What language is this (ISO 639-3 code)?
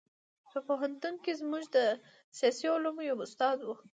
pus